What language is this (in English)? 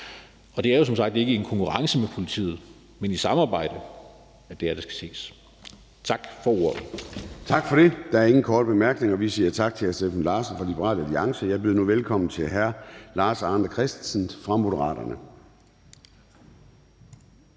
Danish